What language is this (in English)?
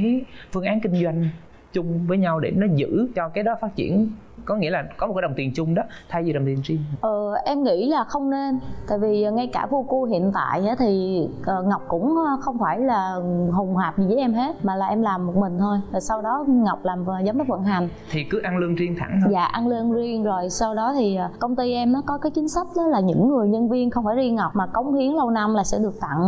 Vietnamese